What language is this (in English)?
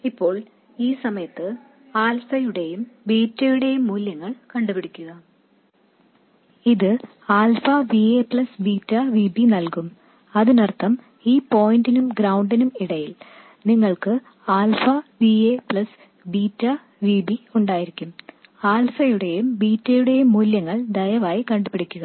Malayalam